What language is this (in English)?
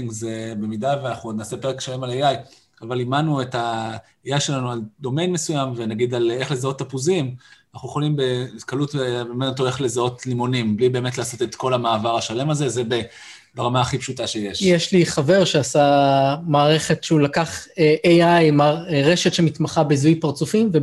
Hebrew